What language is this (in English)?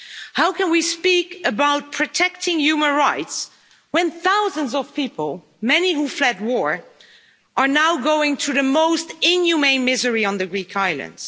English